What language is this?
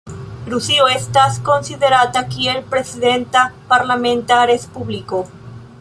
Esperanto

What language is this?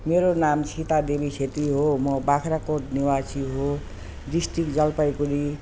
Nepali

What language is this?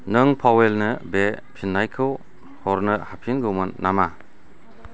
Bodo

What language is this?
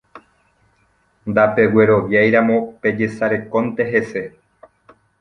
Guarani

